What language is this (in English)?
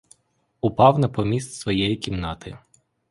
Ukrainian